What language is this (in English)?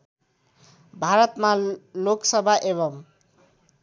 Nepali